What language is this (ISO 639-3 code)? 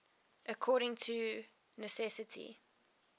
eng